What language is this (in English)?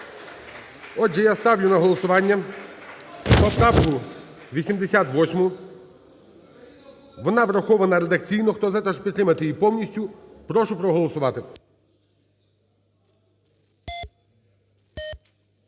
Ukrainian